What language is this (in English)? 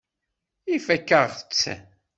Kabyle